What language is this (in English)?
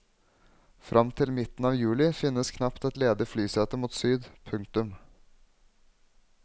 Norwegian